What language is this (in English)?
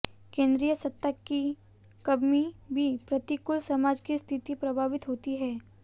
Hindi